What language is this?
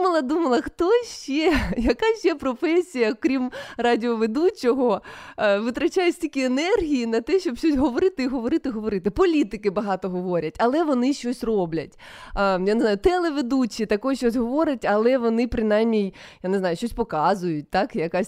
Ukrainian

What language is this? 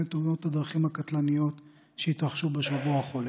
Hebrew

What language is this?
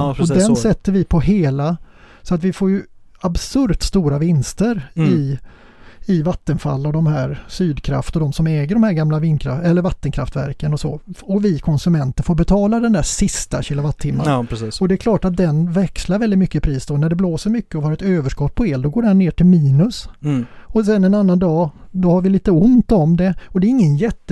Swedish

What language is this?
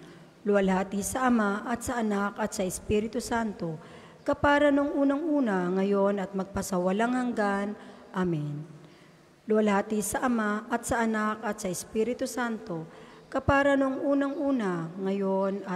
Filipino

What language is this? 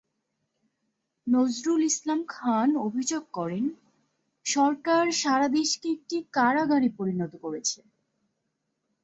Bangla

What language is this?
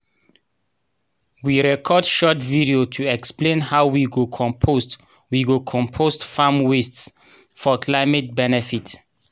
Nigerian Pidgin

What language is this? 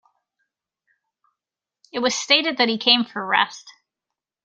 English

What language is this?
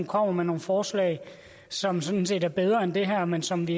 Danish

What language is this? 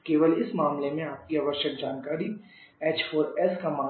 Hindi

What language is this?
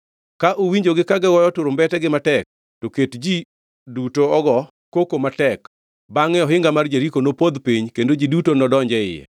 Luo (Kenya and Tanzania)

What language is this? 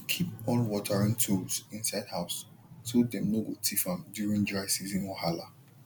Nigerian Pidgin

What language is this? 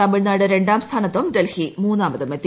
Malayalam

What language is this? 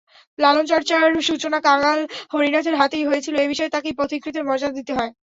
Bangla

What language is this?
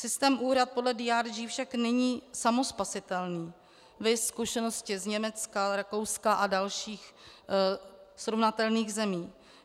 Czech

